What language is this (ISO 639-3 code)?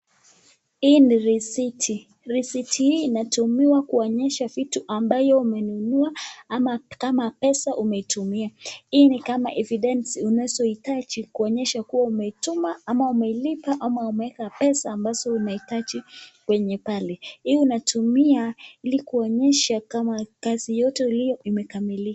swa